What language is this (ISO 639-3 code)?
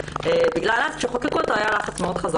heb